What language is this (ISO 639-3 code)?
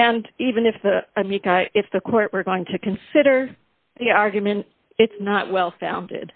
eng